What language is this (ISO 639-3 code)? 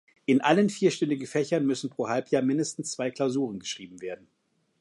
deu